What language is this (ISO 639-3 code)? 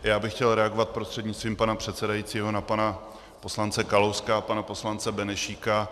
ces